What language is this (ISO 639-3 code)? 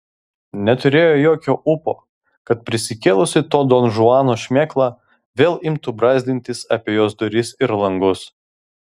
lit